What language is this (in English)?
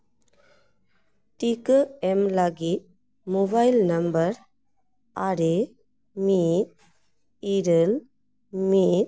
Santali